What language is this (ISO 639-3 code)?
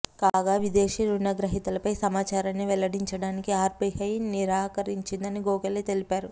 tel